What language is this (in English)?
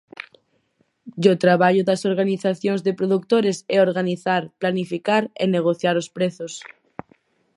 Galician